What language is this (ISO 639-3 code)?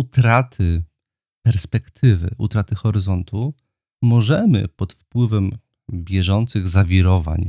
pol